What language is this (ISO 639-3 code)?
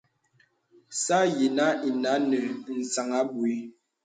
beb